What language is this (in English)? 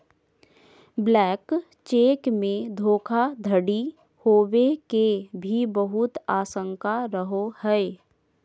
Magahi